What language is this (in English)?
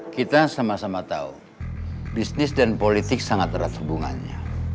Indonesian